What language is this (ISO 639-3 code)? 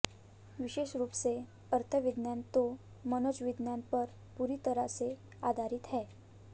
hin